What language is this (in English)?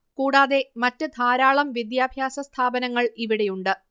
Malayalam